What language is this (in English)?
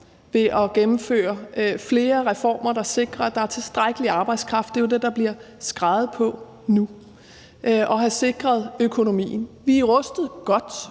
Danish